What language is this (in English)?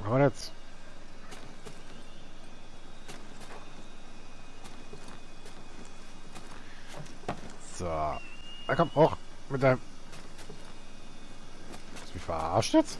German